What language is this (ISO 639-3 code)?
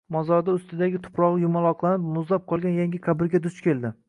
uzb